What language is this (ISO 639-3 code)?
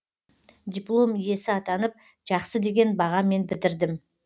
kaz